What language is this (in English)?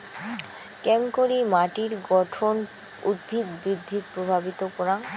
Bangla